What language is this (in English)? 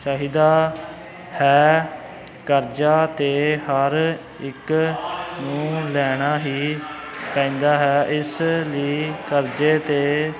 Punjabi